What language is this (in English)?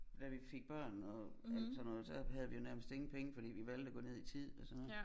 Danish